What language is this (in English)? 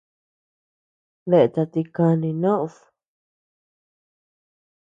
Tepeuxila Cuicatec